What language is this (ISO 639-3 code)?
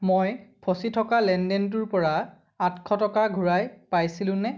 asm